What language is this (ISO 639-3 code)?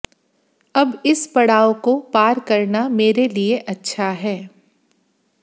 hin